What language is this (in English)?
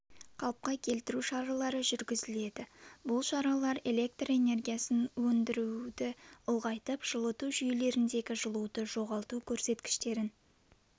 Kazakh